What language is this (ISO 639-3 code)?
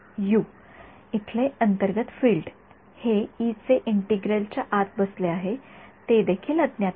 mar